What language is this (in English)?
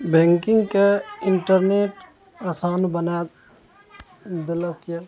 Maithili